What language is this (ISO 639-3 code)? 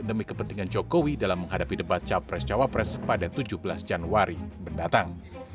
ind